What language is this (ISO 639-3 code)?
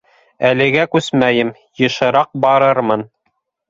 bak